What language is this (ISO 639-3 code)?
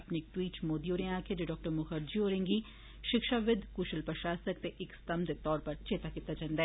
doi